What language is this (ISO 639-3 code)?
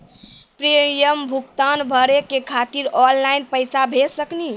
mai